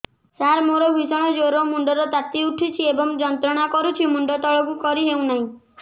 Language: Odia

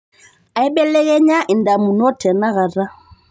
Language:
Masai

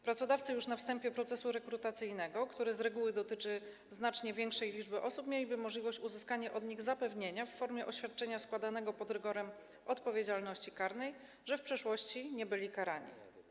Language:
Polish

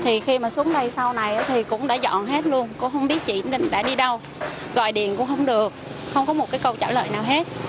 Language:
Vietnamese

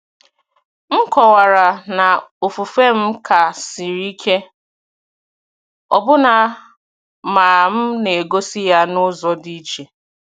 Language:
Igbo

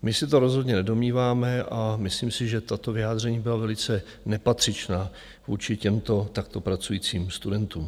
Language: Czech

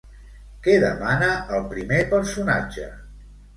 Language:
Catalan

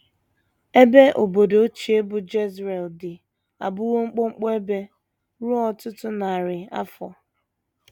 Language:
Igbo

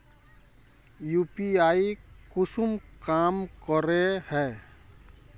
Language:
Magahi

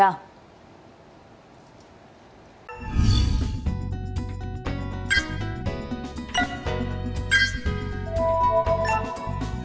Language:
Vietnamese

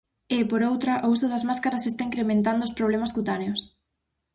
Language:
Galician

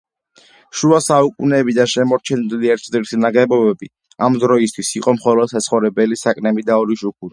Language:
Georgian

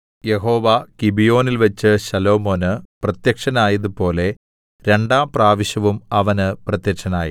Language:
Malayalam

